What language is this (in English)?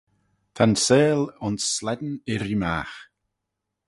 Manx